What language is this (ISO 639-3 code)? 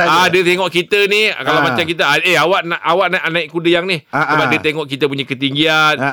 msa